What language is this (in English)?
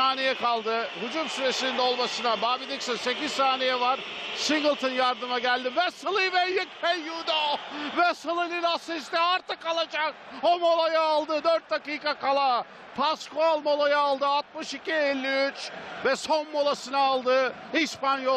Turkish